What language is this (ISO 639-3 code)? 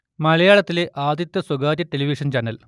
mal